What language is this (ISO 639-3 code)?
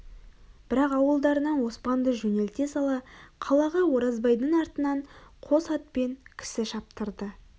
kaz